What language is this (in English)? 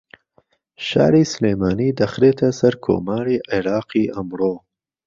Central Kurdish